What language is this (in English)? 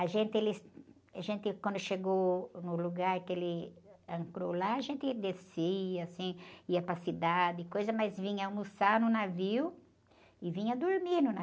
Portuguese